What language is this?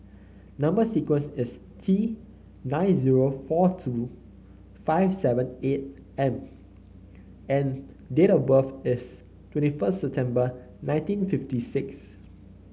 English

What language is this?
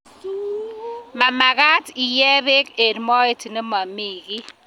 Kalenjin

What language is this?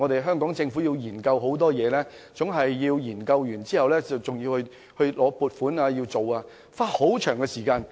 Cantonese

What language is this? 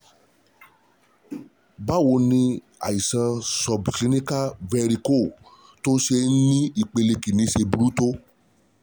Yoruba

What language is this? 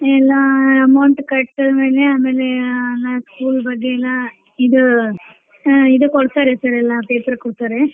Kannada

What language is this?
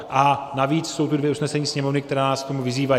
Czech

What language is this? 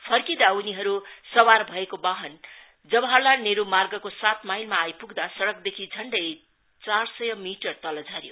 Nepali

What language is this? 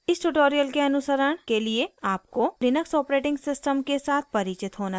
Hindi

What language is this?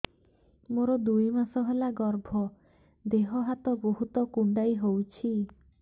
Odia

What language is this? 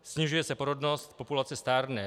Czech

